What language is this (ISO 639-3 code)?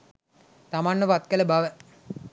sin